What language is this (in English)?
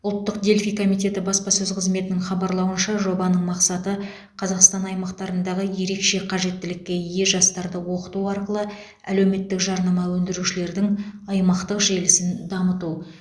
Kazakh